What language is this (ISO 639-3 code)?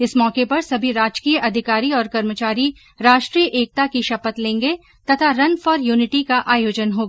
hin